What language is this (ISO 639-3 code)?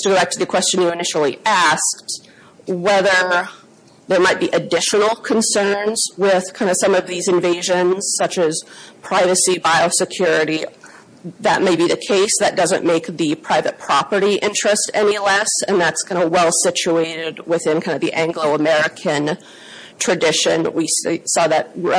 eng